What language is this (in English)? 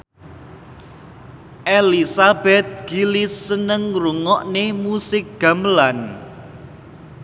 Javanese